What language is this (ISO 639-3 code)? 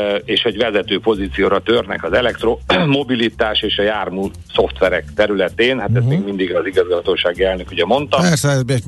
hun